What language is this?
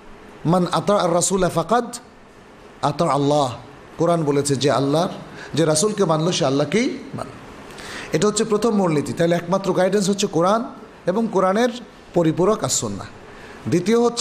Bangla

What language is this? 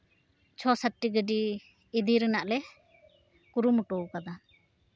Santali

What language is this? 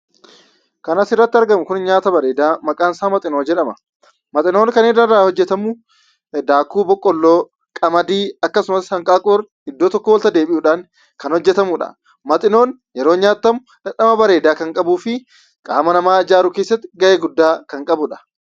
Oromo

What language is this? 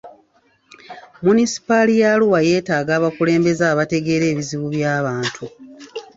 Ganda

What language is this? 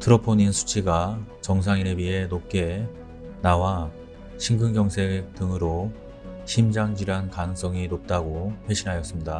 Korean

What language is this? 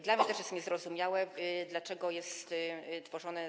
Polish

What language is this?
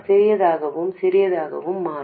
Tamil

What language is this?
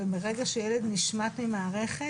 Hebrew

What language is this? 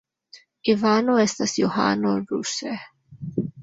Esperanto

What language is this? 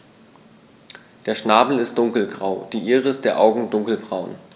German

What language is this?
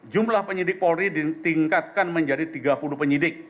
Indonesian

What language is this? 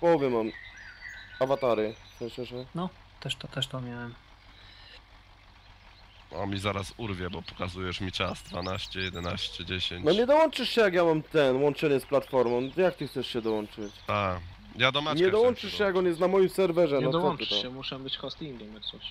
Polish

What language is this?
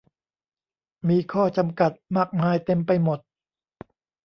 Thai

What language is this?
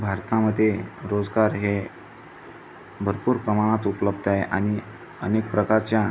Marathi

